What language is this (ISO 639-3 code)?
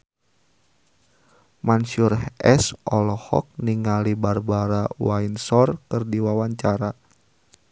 sun